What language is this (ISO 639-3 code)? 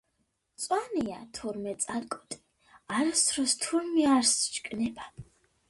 kat